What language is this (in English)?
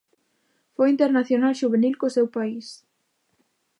Galician